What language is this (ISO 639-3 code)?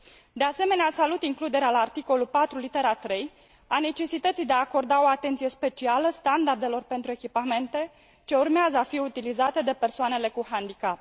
ron